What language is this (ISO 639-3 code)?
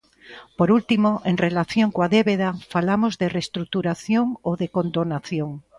glg